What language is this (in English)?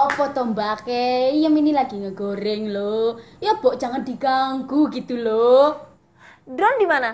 Indonesian